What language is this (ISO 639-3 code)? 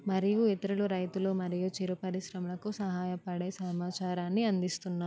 tel